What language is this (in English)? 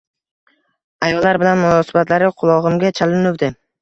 Uzbek